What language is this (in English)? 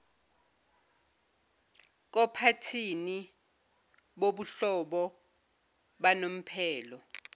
Zulu